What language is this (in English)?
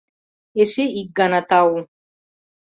Mari